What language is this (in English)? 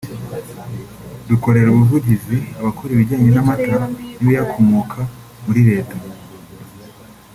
Kinyarwanda